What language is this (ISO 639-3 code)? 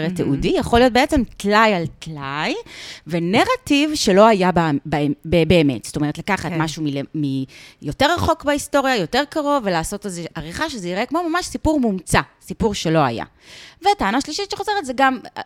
heb